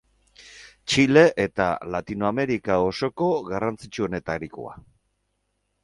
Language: Basque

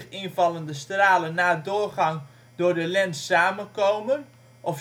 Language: Dutch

